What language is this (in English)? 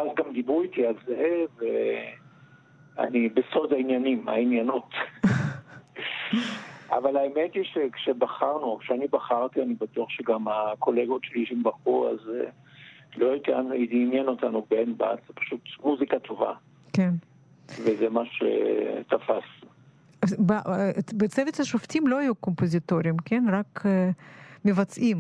Hebrew